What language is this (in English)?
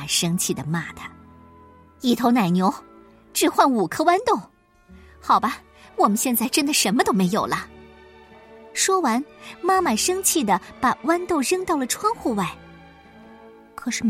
Chinese